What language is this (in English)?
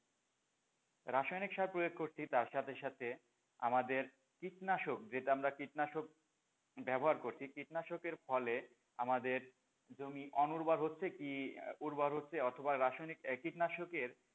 Bangla